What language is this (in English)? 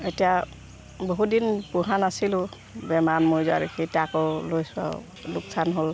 Assamese